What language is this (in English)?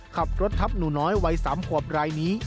Thai